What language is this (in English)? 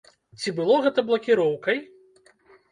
Belarusian